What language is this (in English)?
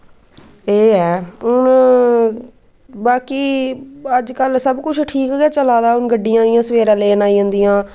Dogri